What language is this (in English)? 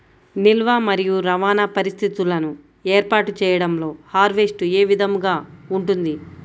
Telugu